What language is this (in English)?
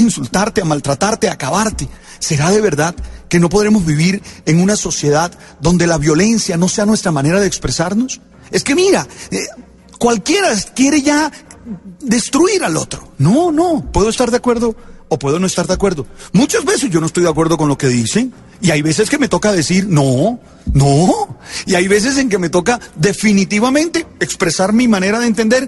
Spanish